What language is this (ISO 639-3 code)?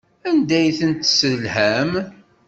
kab